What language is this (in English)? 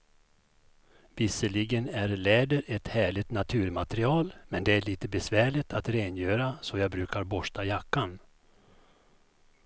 Swedish